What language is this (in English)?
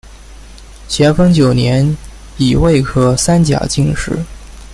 Chinese